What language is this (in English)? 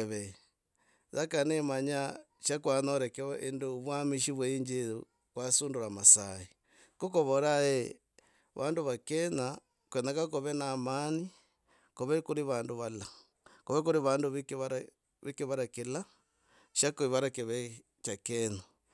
Logooli